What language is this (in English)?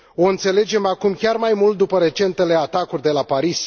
Romanian